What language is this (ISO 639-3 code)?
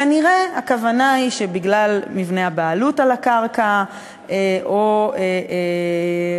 heb